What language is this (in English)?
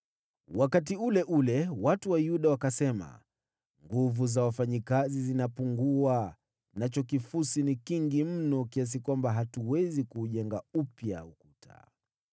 Swahili